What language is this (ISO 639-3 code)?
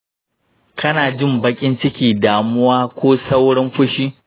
hau